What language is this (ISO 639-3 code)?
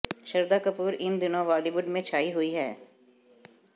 hin